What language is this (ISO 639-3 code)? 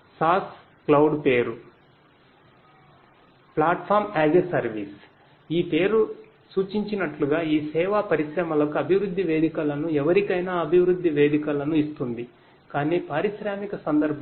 tel